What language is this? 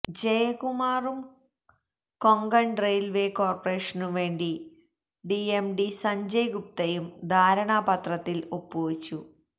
Malayalam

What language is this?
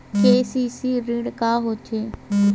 Chhattisgarhi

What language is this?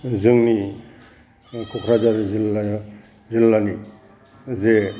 Bodo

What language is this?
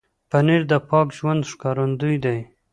Pashto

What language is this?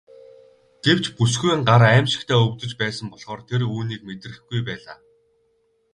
Mongolian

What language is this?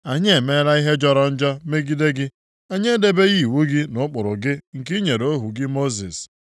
Igbo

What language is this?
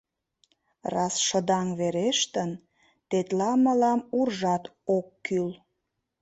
Mari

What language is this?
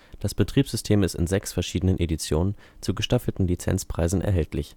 German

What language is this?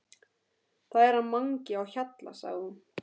Icelandic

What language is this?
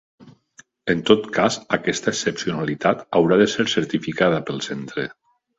Catalan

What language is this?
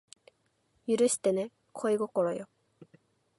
Japanese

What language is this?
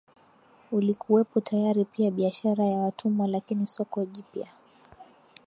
Swahili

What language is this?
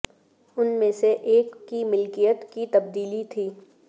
Urdu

